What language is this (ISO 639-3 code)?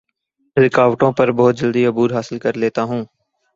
urd